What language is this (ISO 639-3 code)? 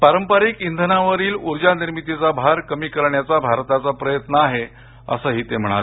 mar